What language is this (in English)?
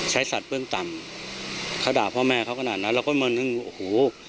Thai